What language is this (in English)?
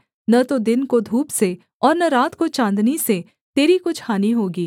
Hindi